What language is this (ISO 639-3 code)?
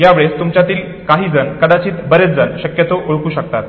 mar